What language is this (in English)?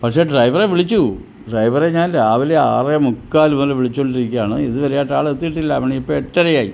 Malayalam